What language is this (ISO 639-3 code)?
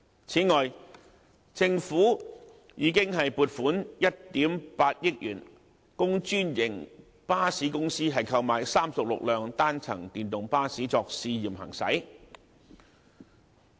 yue